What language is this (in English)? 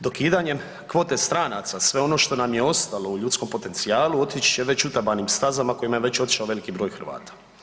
Croatian